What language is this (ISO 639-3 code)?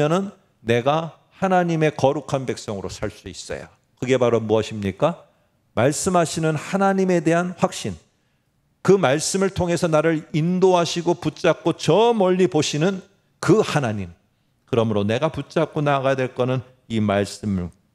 kor